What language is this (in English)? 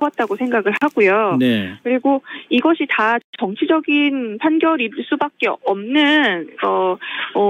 Korean